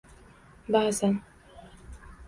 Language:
Uzbek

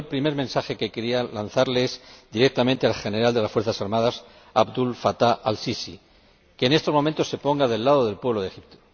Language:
Spanish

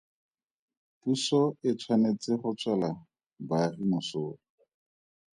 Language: Tswana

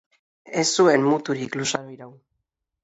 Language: Basque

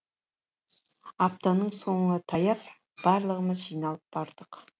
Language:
Kazakh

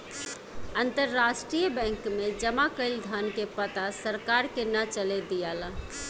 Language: Bhojpuri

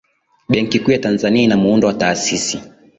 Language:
Swahili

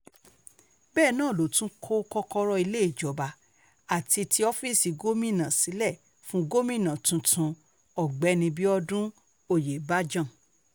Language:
Yoruba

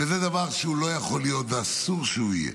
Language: Hebrew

